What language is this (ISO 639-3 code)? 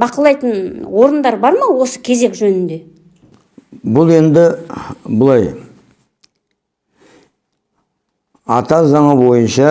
tur